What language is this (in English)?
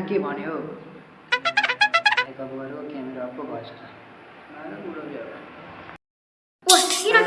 Nepali